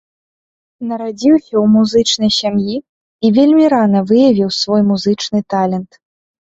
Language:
Belarusian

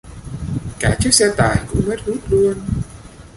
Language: Vietnamese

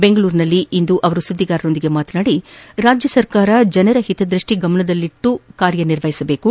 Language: Kannada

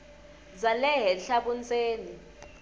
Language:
Tsonga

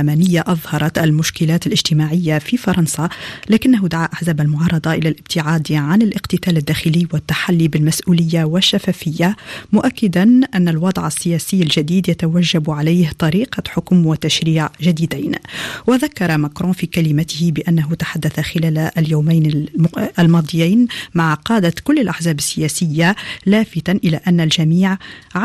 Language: Arabic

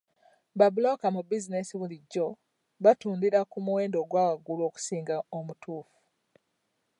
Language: Ganda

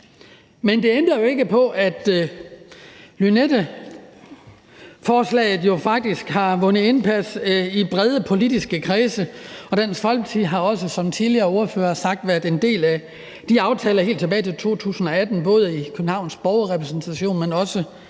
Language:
Danish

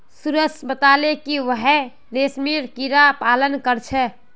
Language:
Magahi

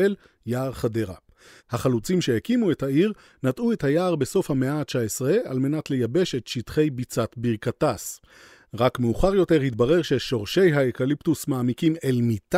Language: Hebrew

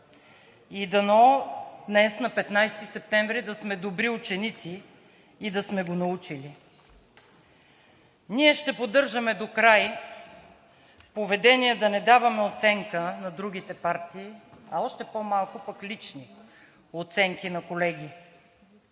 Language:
Bulgarian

